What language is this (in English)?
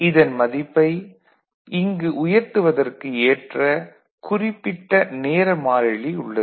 Tamil